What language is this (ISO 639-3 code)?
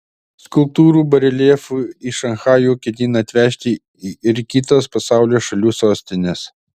lit